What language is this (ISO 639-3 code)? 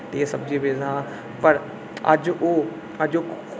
doi